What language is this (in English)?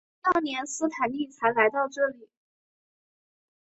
Chinese